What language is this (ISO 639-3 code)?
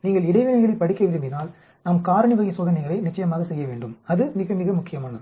tam